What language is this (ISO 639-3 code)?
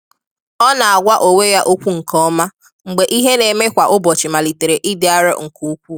ibo